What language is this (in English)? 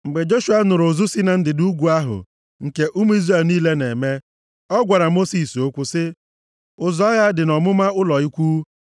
Igbo